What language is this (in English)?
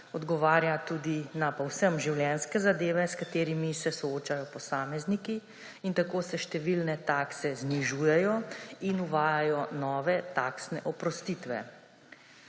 Slovenian